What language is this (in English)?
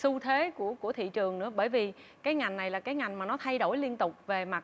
Vietnamese